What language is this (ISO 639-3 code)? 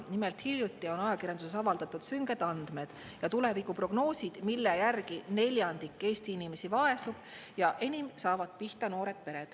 est